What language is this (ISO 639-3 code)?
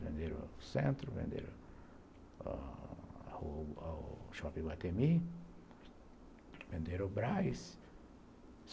por